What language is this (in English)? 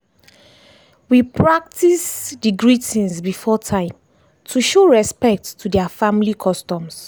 Nigerian Pidgin